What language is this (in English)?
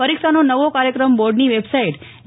Gujarati